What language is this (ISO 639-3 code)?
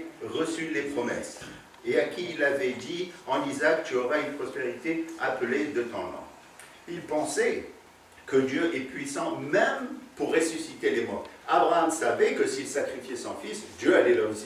fra